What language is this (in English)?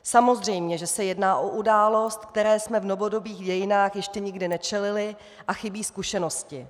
Czech